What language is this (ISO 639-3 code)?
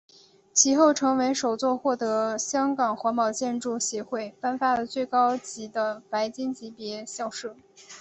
zho